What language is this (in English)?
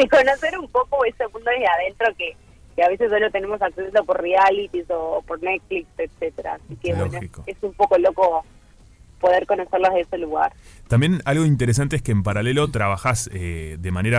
Spanish